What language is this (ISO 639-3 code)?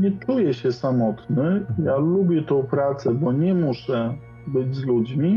pol